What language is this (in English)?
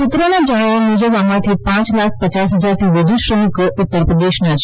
Gujarati